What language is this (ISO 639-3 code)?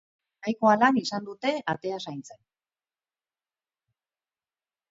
eus